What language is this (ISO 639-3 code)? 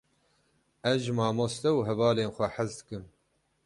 kur